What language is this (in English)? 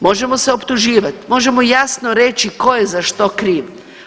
Croatian